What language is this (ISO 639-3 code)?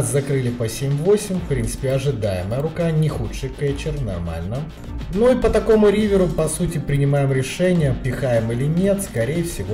rus